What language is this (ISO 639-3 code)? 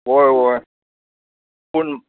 kok